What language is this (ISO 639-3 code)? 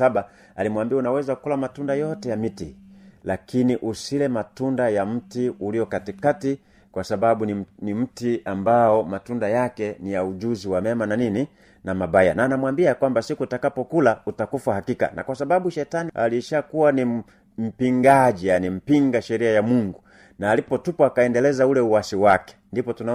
swa